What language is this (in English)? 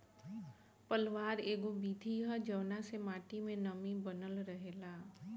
Bhojpuri